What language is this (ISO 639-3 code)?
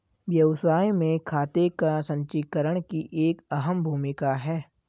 hin